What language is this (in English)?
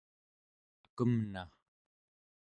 Central Yupik